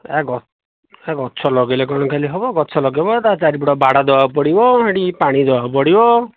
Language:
Odia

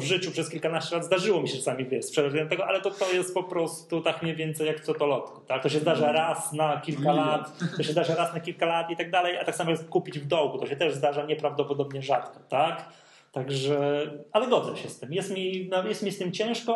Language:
Polish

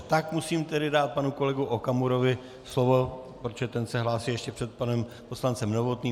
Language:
Czech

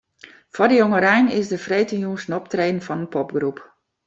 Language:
Western Frisian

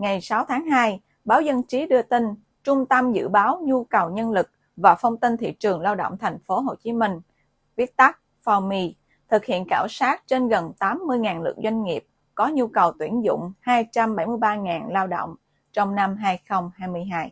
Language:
Vietnamese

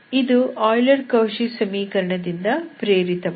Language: Kannada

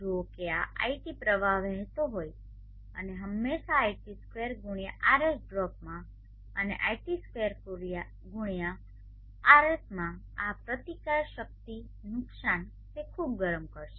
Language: Gujarati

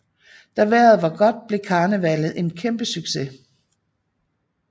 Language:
Danish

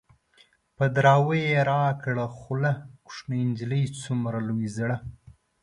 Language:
Pashto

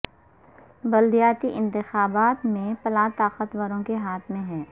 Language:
Urdu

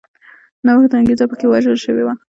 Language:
Pashto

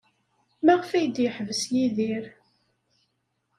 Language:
Kabyle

